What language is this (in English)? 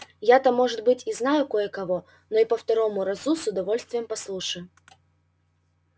Russian